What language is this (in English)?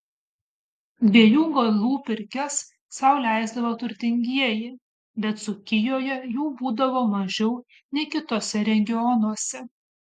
Lithuanian